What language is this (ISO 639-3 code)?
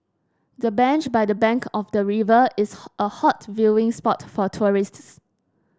eng